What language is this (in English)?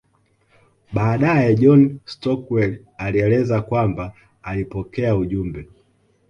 Swahili